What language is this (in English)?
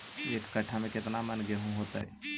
Magahi